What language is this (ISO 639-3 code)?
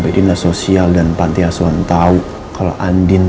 ind